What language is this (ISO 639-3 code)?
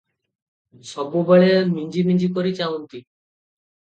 ori